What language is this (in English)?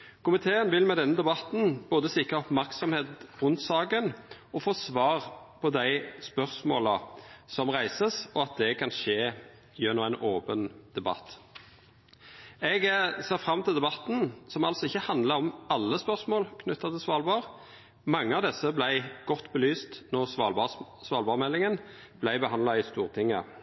Norwegian Nynorsk